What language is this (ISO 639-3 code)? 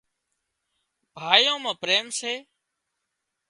kxp